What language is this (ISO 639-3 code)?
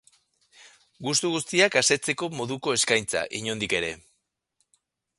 eus